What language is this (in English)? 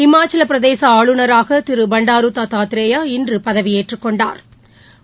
Tamil